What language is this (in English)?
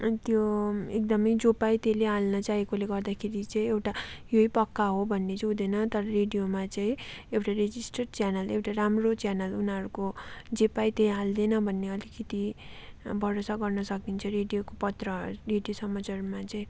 Nepali